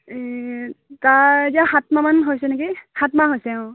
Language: Assamese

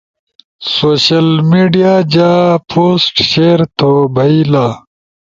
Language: Ushojo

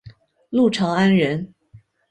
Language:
Chinese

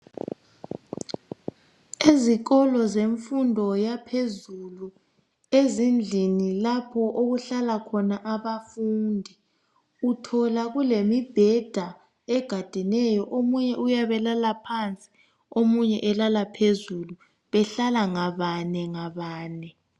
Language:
North Ndebele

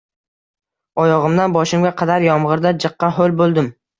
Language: Uzbek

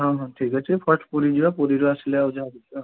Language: Odia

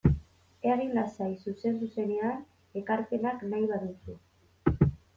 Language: Basque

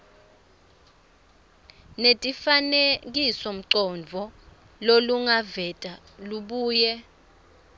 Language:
Swati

